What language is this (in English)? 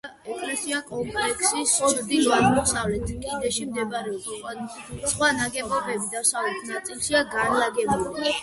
Georgian